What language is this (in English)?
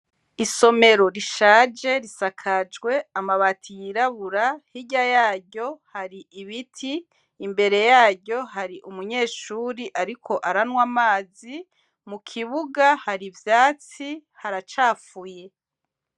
Rundi